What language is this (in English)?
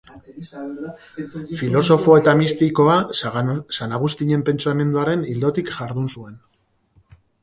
Basque